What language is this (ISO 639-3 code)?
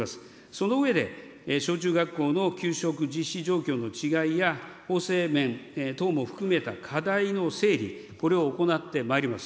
jpn